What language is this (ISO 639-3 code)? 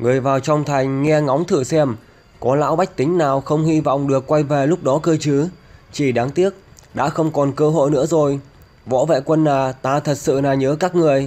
vie